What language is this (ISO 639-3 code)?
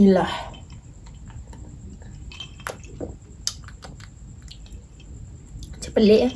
msa